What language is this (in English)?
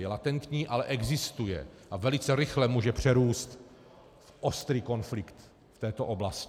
Czech